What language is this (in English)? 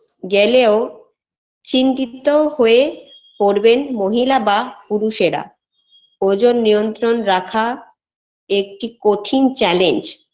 Bangla